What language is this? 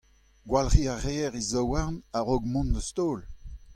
Breton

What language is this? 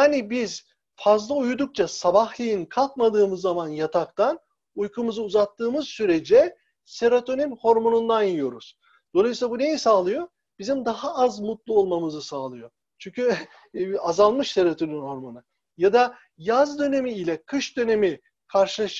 Turkish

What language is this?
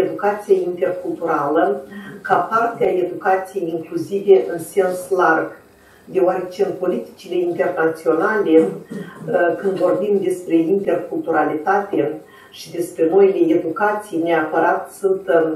Romanian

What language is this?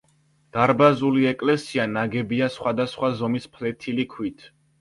Georgian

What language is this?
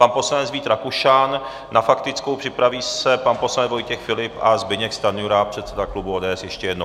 Czech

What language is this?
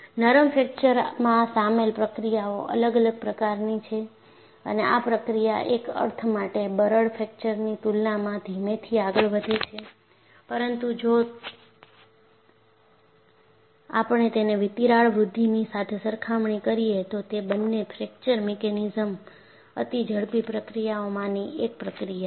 Gujarati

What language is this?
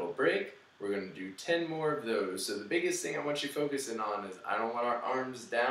English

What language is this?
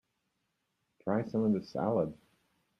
English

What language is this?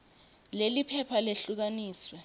Swati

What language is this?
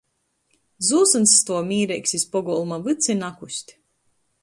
Latgalian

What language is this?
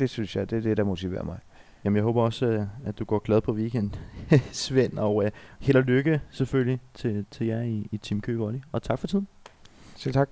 Danish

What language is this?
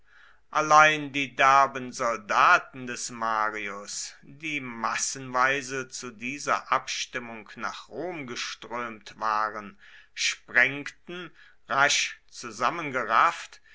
German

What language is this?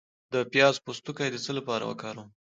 Pashto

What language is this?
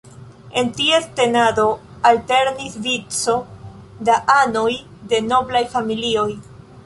Esperanto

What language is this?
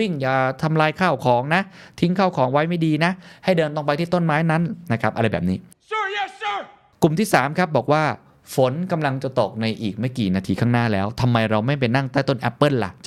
Thai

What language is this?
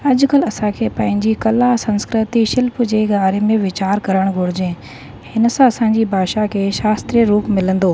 Sindhi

